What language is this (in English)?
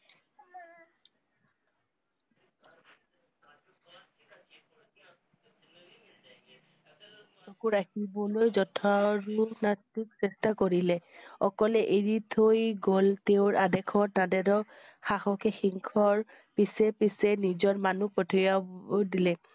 Assamese